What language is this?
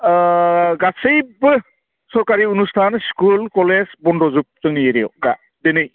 Bodo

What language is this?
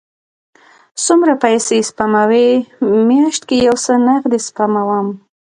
Pashto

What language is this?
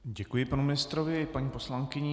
Czech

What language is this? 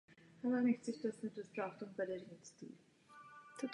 Czech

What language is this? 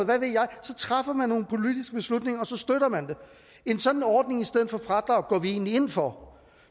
Danish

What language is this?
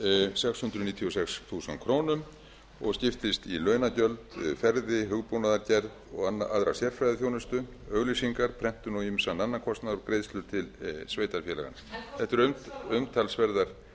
Icelandic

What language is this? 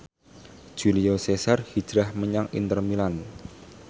Javanese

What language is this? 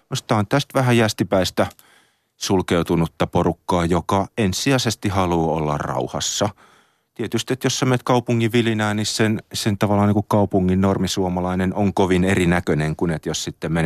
Finnish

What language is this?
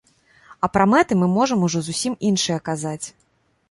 Belarusian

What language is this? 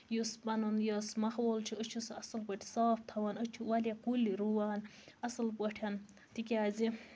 Kashmiri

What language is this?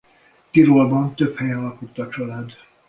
Hungarian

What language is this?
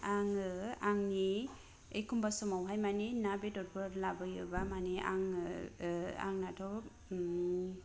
Bodo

